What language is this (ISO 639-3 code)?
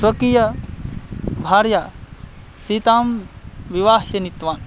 san